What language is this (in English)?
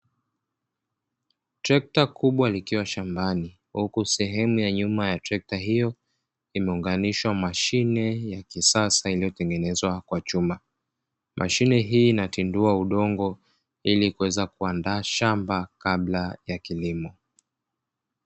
Swahili